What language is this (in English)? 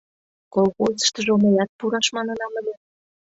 Mari